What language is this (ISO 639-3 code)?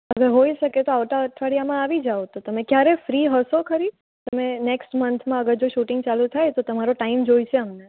guj